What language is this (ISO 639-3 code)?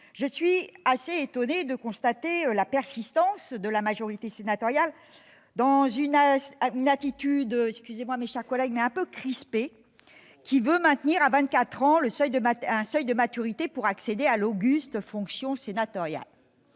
fra